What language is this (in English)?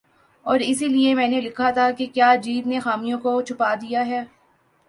Urdu